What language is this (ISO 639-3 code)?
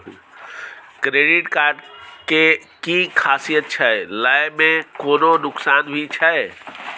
mai